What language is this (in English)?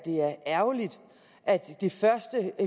Danish